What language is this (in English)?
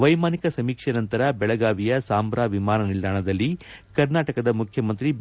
Kannada